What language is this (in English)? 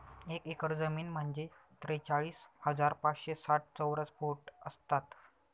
Marathi